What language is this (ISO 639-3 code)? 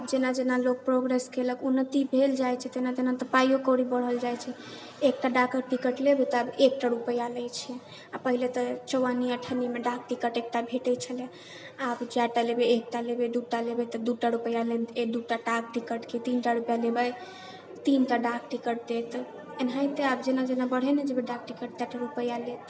mai